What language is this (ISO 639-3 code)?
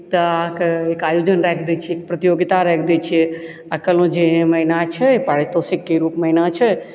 mai